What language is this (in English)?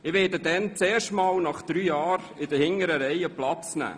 Swiss German